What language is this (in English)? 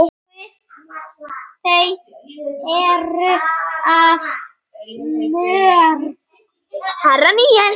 Icelandic